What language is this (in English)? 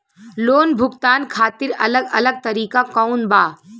Bhojpuri